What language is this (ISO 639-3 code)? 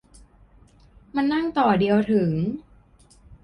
tha